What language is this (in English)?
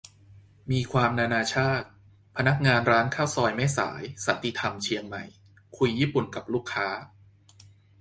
Thai